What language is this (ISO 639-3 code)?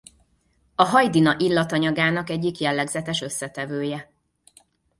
hun